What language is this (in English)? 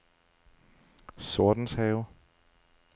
Danish